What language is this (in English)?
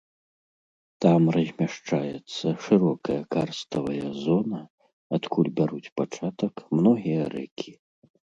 Belarusian